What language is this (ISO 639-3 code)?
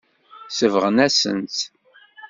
kab